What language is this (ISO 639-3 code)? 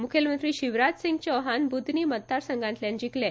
kok